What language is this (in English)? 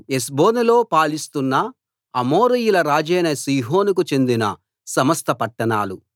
Telugu